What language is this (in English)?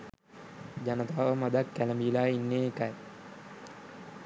Sinhala